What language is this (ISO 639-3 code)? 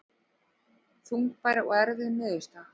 isl